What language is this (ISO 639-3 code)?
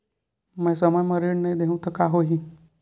hne